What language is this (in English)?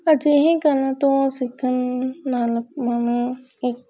Punjabi